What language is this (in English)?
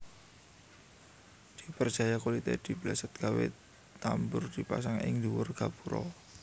Javanese